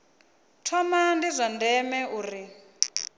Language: Venda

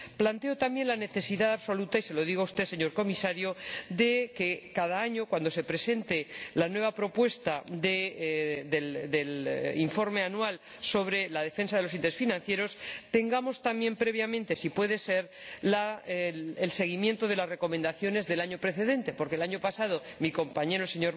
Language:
Spanish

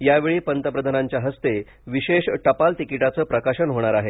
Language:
Marathi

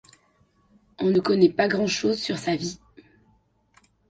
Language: French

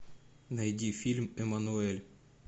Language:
Russian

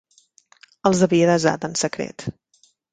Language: Catalan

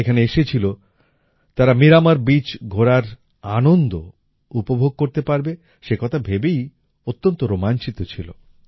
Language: Bangla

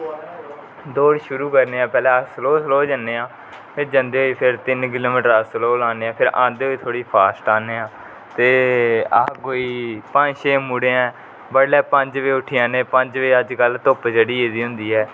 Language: Dogri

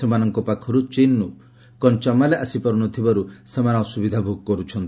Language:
Odia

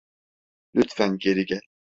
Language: Turkish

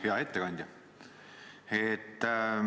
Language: Estonian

